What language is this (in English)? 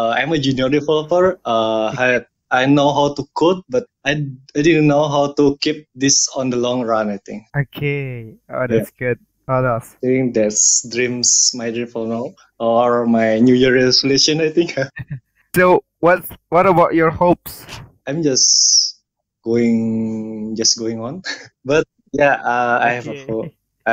English